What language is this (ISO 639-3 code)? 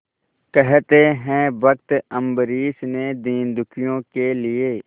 hin